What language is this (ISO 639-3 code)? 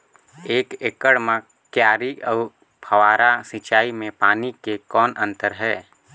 hne